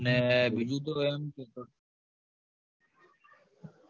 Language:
Gujarati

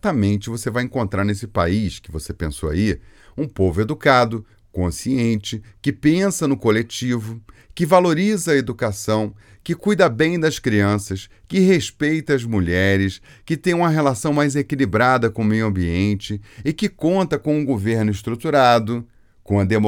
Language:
Portuguese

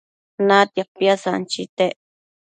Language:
Matsés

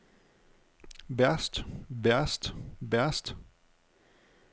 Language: Danish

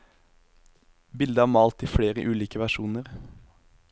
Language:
Norwegian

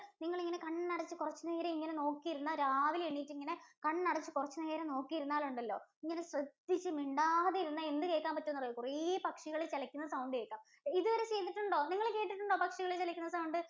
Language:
Malayalam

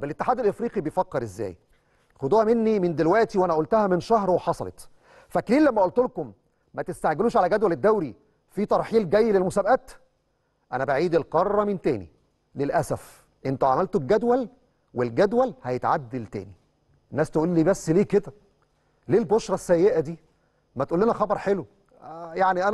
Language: Arabic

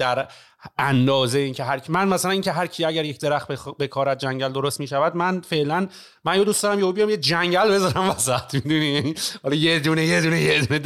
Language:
Persian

